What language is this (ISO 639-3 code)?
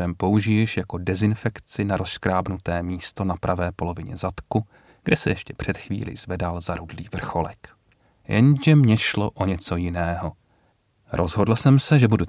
ces